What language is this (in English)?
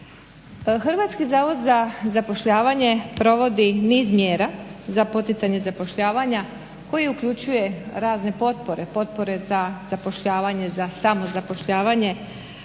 Croatian